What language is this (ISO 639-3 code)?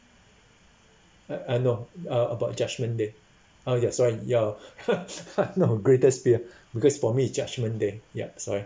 eng